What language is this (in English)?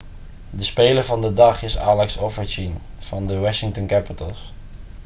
Dutch